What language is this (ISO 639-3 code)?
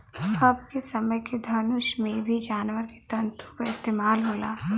bho